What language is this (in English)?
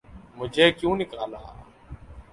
Urdu